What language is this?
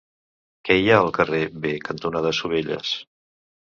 Catalan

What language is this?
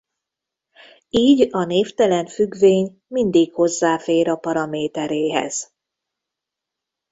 Hungarian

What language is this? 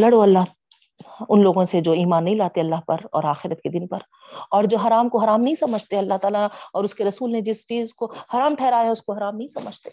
Urdu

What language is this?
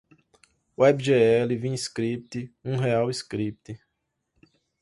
Portuguese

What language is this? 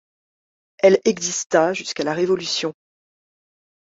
French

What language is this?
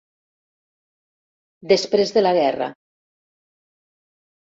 Catalan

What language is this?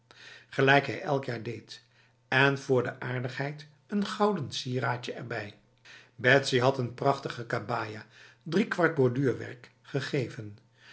Dutch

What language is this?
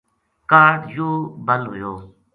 Gujari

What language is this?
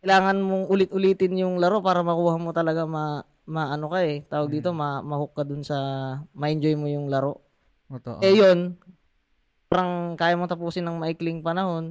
Filipino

